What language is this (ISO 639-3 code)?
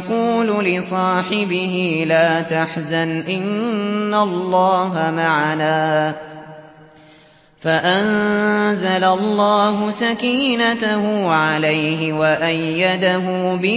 ara